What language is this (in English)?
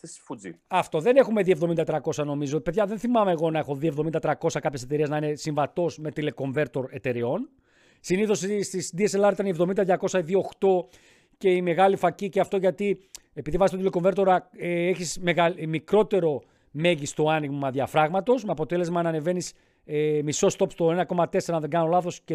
Greek